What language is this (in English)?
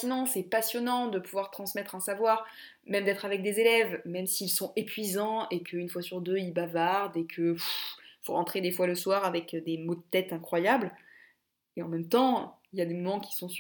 French